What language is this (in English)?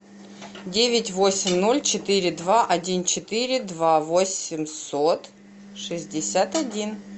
Russian